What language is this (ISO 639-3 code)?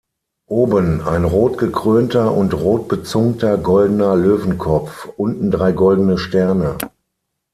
deu